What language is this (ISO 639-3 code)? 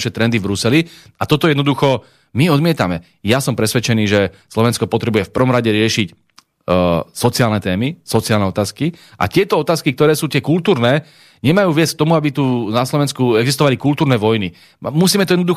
slk